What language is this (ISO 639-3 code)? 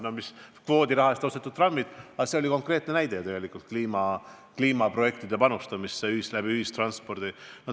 est